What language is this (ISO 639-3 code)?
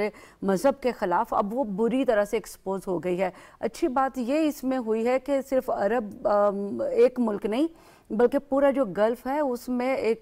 hin